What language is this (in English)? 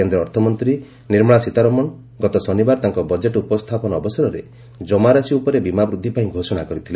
Odia